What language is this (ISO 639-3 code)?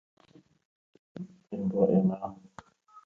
ckb